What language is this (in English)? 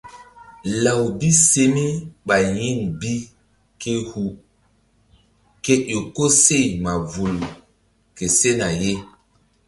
Mbum